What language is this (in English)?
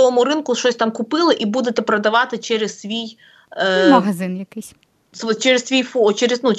Ukrainian